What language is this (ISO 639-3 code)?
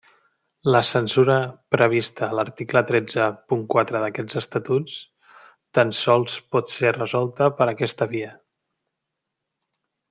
cat